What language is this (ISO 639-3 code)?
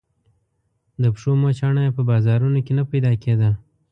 pus